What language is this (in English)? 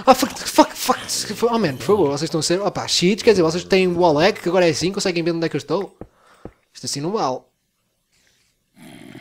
Portuguese